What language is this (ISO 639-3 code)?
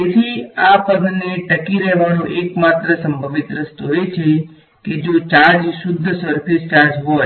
guj